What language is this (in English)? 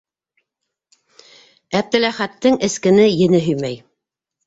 Bashkir